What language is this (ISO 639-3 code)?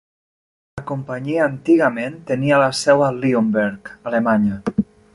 cat